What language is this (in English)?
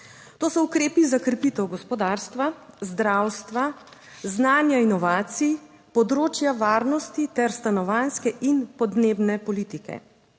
Slovenian